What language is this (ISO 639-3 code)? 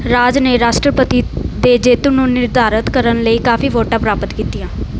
pan